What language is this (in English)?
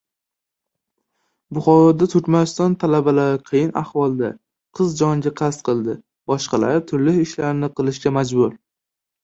Uzbek